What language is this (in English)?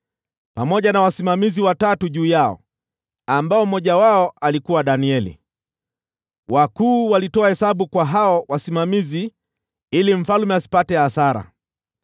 Swahili